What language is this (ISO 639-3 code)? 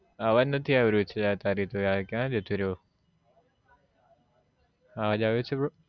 guj